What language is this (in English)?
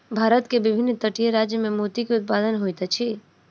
Maithili